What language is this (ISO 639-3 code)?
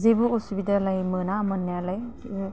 brx